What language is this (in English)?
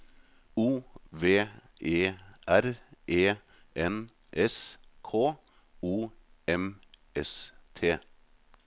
Norwegian